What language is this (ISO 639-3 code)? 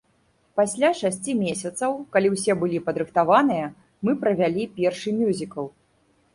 bel